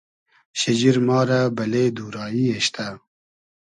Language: Hazaragi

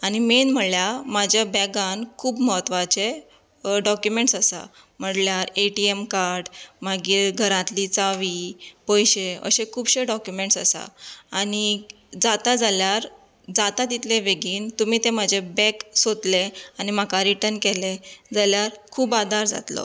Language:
Konkani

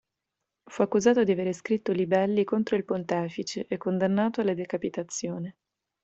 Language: Italian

